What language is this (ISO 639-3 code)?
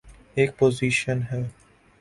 urd